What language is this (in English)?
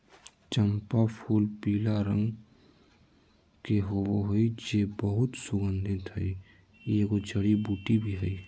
Magahi